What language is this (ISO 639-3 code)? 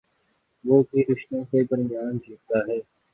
urd